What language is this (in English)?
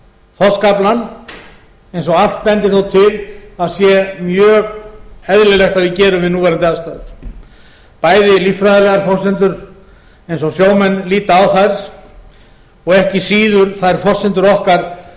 Icelandic